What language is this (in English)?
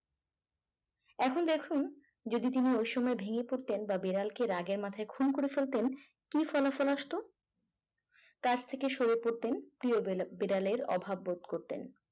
Bangla